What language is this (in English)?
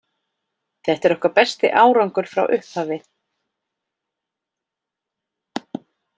Icelandic